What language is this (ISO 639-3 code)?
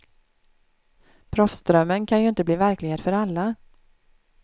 swe